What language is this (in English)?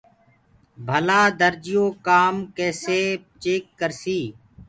Gurgula